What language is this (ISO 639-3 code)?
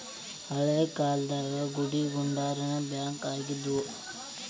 kan